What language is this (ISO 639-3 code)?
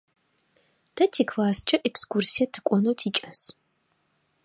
ady